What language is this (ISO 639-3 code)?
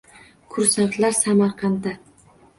uzb